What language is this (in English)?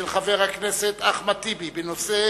Hebrew